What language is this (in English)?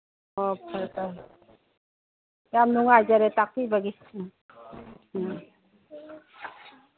Manipuri